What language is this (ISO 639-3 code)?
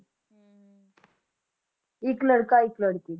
pan